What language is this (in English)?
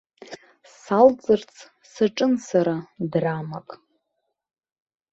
Abkhazian